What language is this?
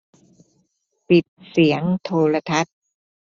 Thai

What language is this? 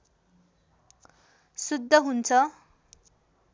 Nepali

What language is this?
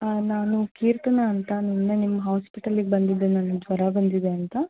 Kannada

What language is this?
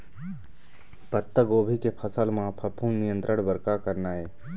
Chhattisgarhi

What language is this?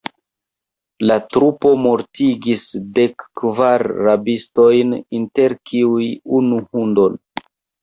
Esperanto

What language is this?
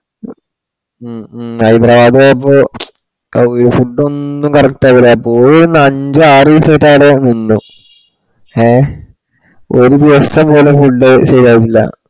Malayalam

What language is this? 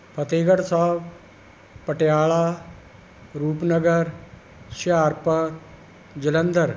Punjabi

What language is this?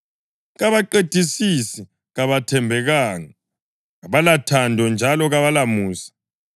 North Ndebele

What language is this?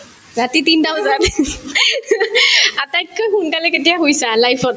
Assamese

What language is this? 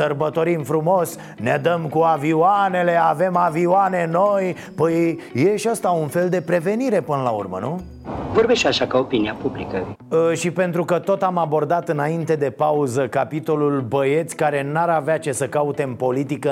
Romanian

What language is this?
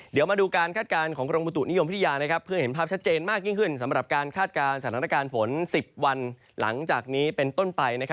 Thai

